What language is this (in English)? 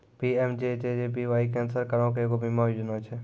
Maithili